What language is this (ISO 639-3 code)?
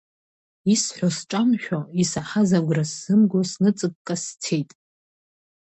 abk